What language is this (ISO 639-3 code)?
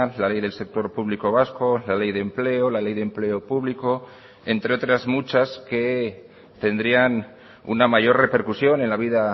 spa